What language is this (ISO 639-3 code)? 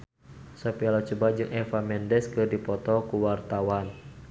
sun